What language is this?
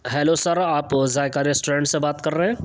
Urdu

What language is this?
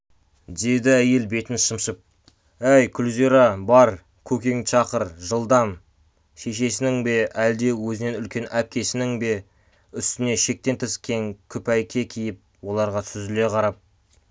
Kazakh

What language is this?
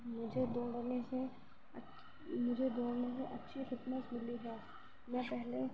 Urdu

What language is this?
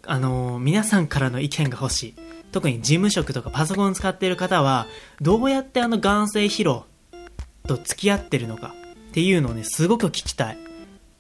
Japanese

